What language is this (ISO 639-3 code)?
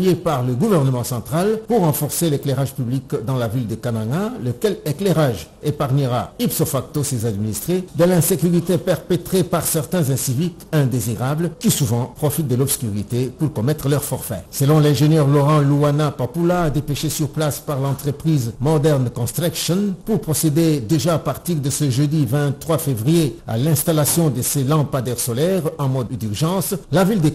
fra